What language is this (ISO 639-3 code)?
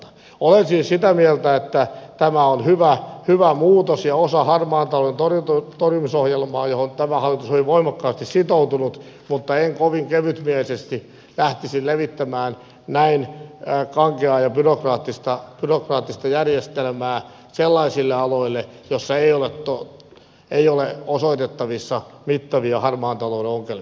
fin